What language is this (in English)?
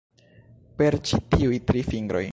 Esperanto